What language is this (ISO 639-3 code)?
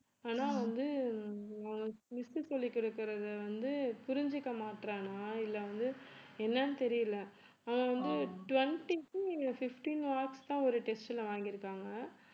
tam